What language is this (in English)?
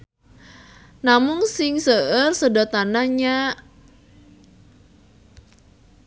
Sundanese